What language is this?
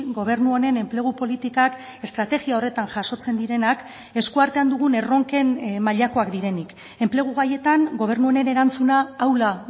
Basque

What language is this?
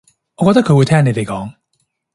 Cantonese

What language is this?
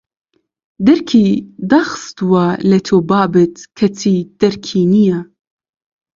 Central Kurdish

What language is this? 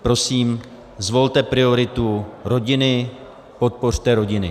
Czech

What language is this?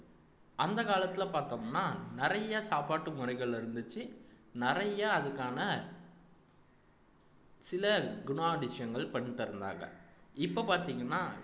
Tamil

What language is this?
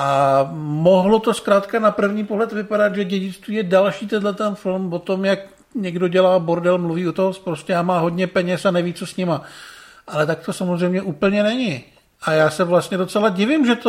Czech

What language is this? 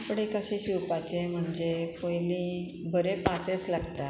Konkani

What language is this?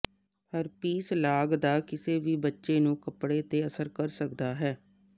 Punjabi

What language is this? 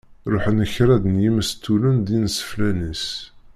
Kabyle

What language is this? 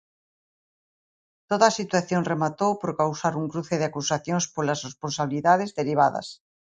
Galician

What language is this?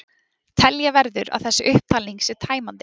Icelandic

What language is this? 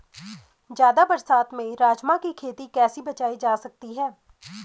Hindi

